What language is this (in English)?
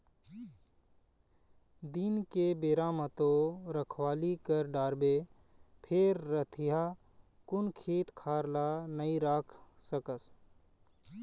Chhattisgarhi